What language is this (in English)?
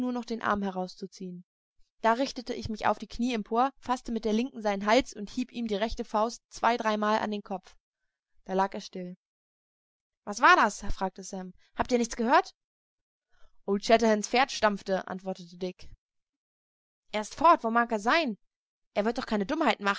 German